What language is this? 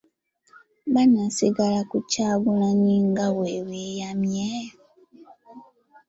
Ganda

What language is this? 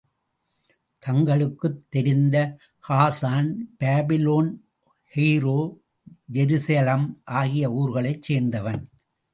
Tamil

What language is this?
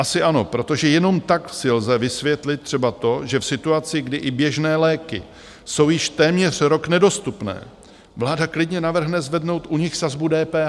Czech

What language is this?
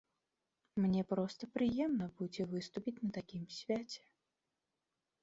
Belarusian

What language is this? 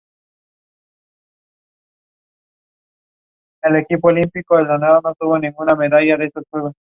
Spanish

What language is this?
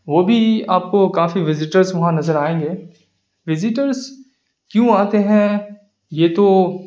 Urdu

